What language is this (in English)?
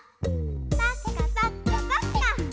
Japanese